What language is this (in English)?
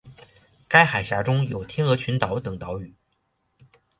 Chinese